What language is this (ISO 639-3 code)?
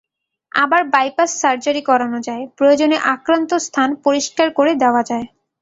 ben